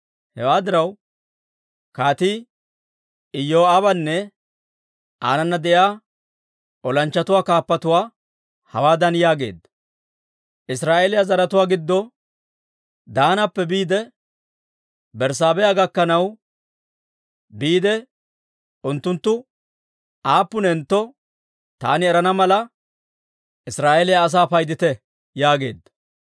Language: Dawro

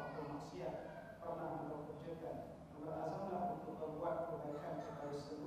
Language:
Malay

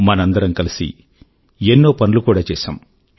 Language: Telugu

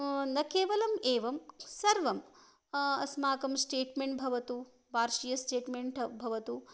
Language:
Sanskrit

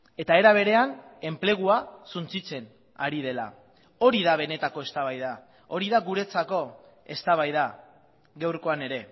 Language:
Basque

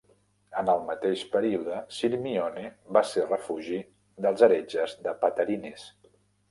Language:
Catalan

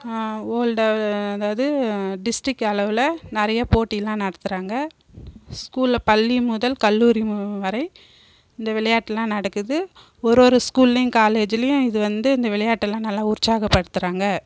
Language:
Tamil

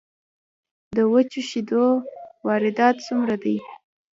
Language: Pashto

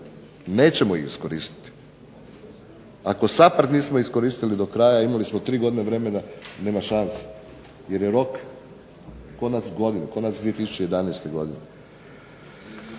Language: Croatian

